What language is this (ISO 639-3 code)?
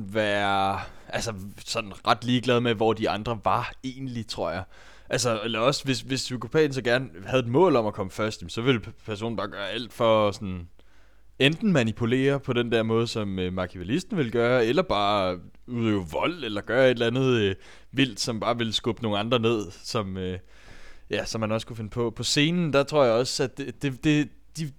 dan